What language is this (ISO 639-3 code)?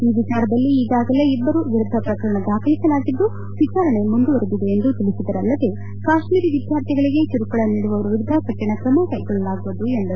kan